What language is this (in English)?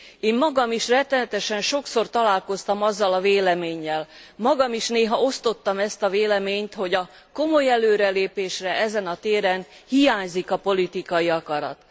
Hungarian